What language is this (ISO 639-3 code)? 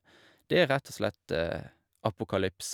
nor